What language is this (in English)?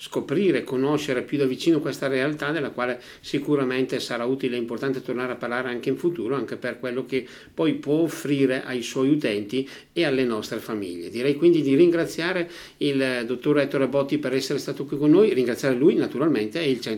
Italian